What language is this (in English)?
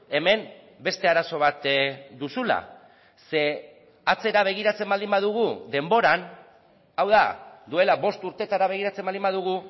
Basque